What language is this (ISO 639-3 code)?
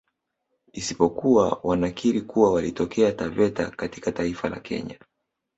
swa